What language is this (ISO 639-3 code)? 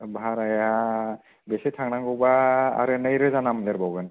brx